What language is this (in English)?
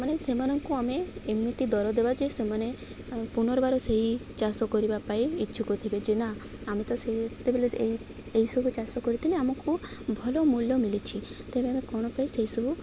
Odia